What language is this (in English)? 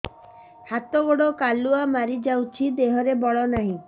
Odia